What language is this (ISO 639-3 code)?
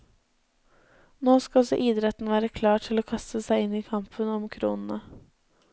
nor